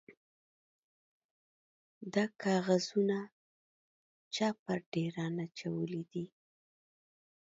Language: Pashto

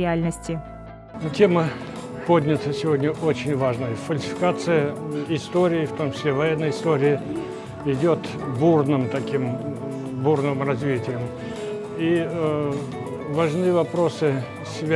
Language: Russian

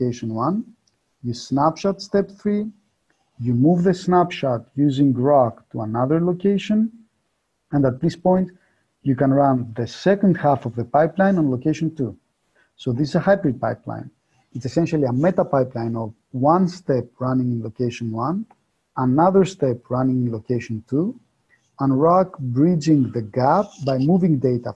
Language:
English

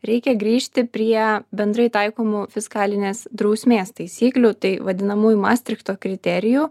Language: Lithuanian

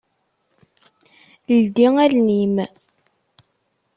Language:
Kabyle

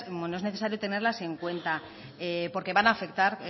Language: Spanish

